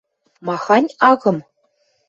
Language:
Western Mari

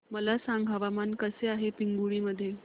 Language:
Marathi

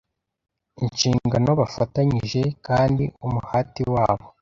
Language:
Kinyarwanda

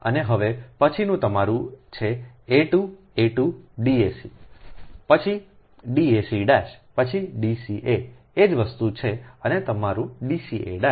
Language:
Gujarati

